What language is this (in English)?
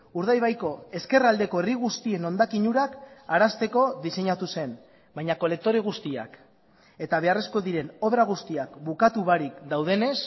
Basque